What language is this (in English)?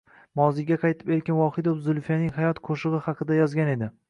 Uzbek